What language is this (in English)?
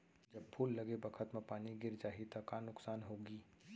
Chhattisgarhi